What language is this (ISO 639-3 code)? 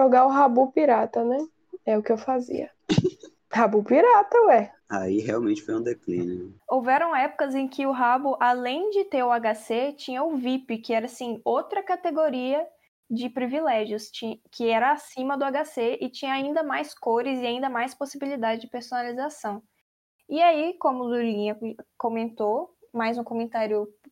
por